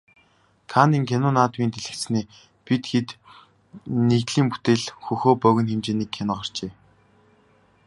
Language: Mongolian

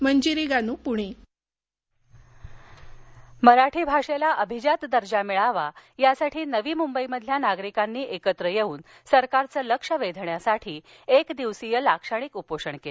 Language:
Marathi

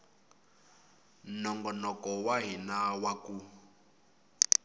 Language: Tsonga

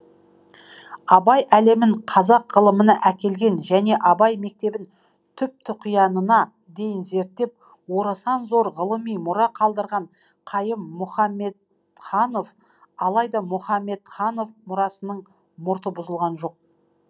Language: Kazakh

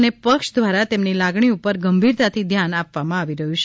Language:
Gujarati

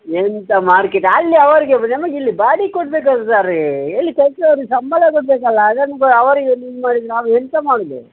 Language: Kannada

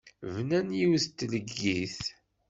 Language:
Kabyle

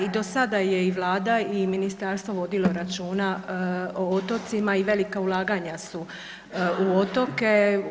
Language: Croatian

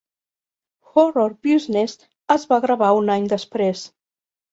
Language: Catalan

